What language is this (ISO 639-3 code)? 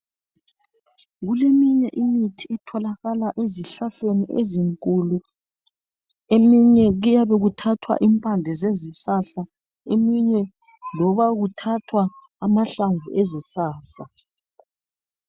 nde